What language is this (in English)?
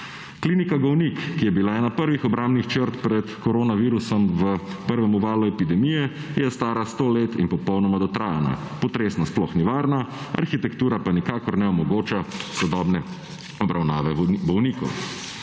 Slovenian